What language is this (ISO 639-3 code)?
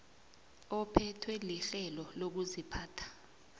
nbl